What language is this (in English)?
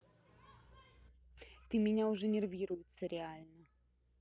Russian